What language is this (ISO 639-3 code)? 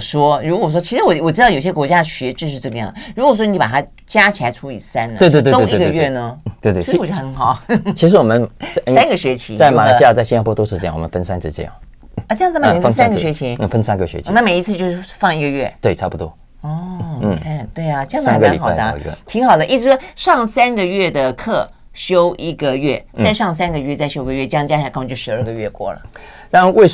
zho